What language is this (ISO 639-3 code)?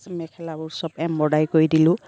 asm